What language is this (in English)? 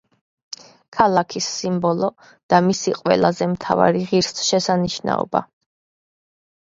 Georgian